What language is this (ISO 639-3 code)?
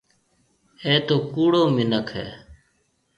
mve